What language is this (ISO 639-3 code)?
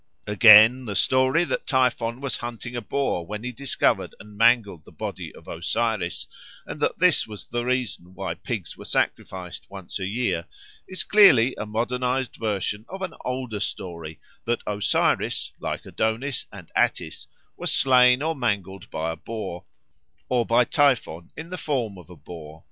eng